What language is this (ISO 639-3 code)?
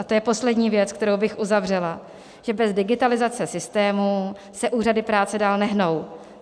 ces